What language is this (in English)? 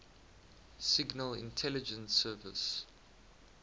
English